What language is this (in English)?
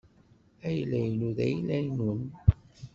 Kabyle